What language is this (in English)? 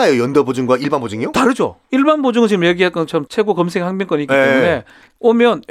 Korean